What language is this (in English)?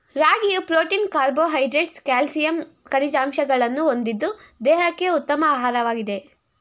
Kannada